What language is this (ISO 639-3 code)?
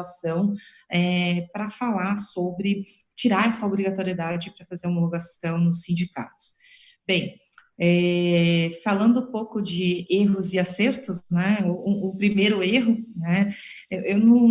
por